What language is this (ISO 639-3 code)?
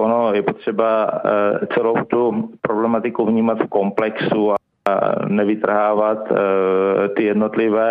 ces